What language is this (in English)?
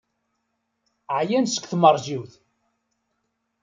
Kabyle